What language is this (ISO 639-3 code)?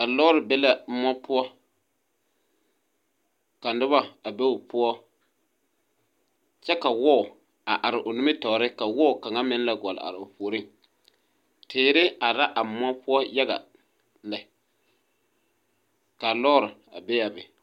dga